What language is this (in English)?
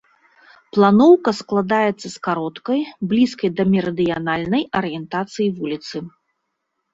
Belarusian